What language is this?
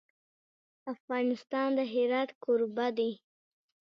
Pashto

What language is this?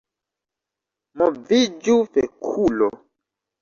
Esperanto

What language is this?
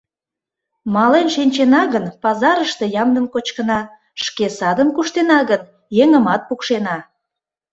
Mari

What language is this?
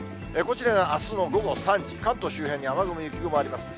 Japanese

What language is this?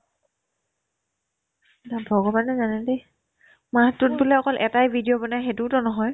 Assamese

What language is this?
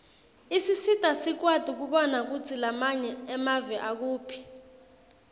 Swati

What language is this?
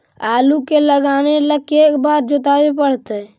Magahi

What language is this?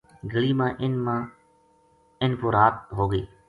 Gujari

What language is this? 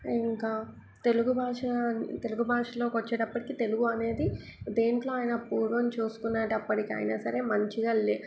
Telugu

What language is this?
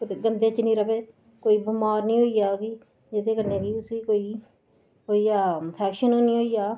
Dogri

